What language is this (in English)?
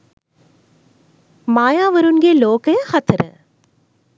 Sinhala